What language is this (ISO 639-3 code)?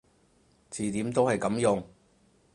yue